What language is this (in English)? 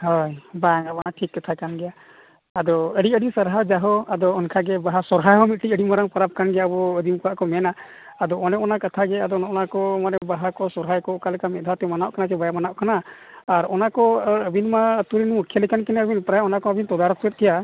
Santali